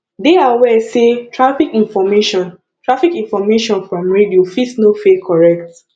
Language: Nigerian Pidgin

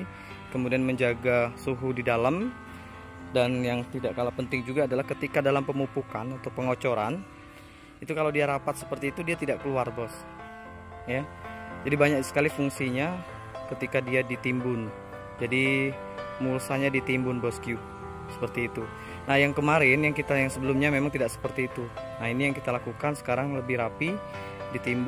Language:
Indonesian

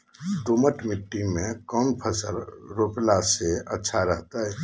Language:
Magahi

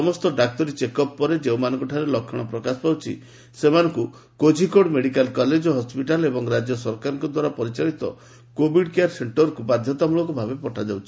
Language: Odia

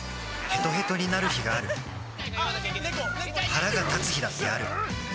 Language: Japanese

